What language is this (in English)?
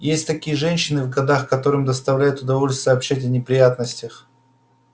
Russian